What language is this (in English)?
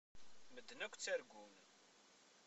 Kabyle